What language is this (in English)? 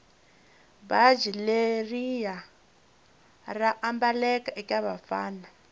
Tsonga